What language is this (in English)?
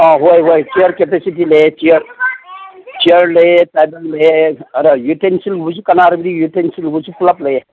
Manipuri